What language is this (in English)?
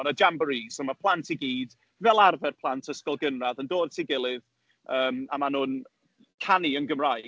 Welsh